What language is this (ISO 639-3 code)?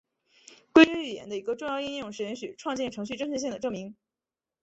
zho